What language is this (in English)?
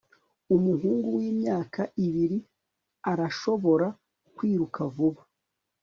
Kinyarwanda